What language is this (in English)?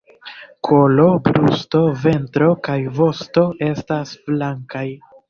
Esperanto